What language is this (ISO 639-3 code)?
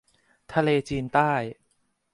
tha